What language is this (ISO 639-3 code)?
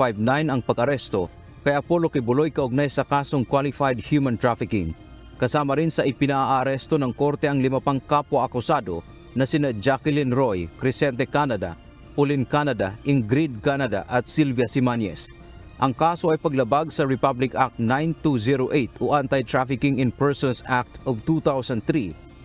fil